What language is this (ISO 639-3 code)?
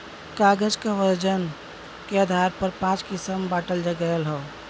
bho